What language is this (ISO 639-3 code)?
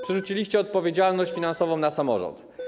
pol